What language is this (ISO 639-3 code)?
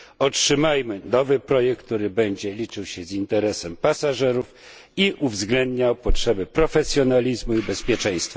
pol